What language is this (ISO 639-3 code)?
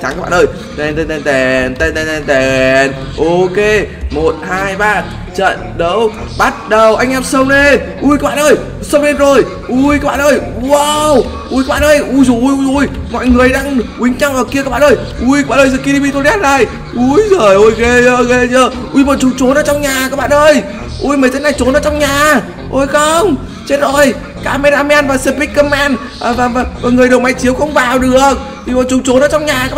vie